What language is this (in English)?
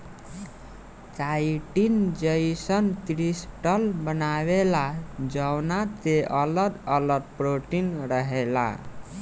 Bhojpuri